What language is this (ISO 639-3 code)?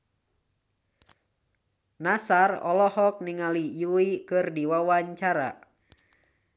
sun